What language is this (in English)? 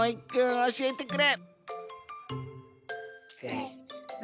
Japanese